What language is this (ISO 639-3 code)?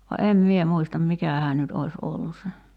fin